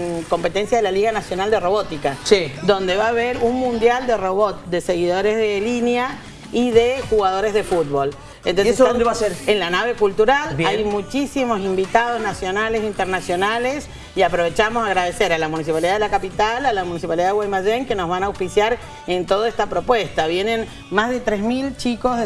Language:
Spanish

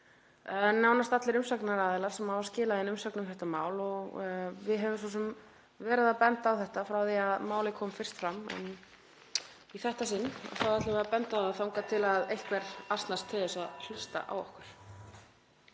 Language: Icelandic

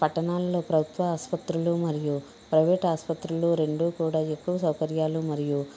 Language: Telugu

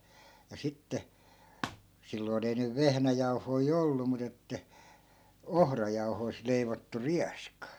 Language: Finnish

